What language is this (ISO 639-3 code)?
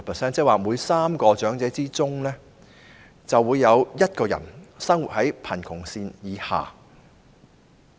yue